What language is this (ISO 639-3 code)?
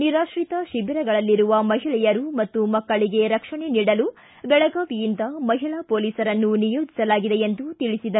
kan